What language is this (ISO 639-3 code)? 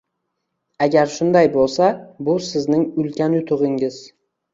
uzb